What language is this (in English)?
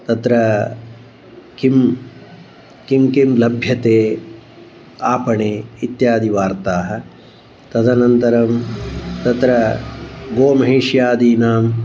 Sanskrit